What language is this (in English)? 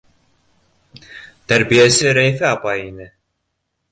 Bashkir